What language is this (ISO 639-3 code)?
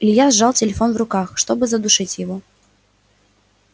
rus